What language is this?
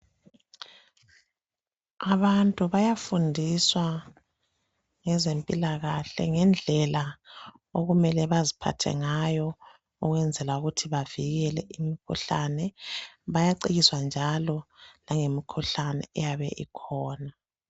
North Ndebele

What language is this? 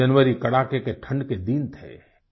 Hindi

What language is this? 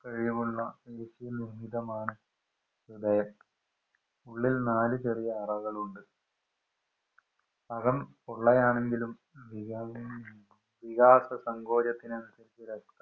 Malayalam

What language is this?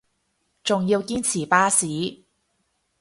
Cantonese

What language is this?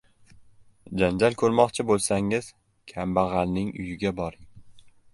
Uzbek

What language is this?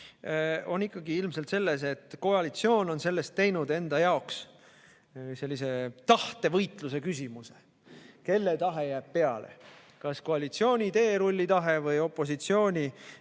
Estonian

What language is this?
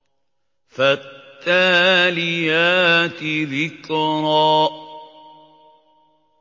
Arabic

